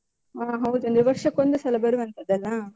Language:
Kannada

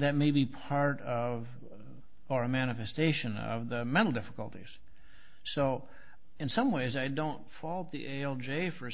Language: English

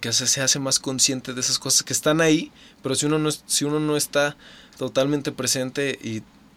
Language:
Spanish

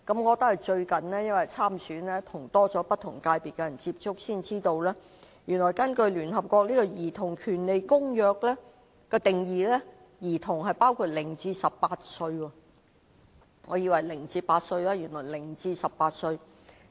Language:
Cantonese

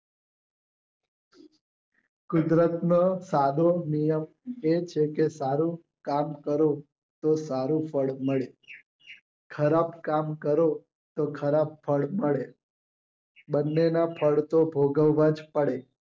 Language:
Gujarati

